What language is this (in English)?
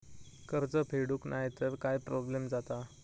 Marathi